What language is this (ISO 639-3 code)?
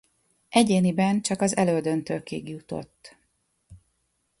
hun